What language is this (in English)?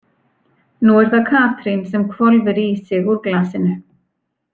Icelandic